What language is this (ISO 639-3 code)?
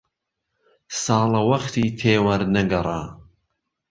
ckb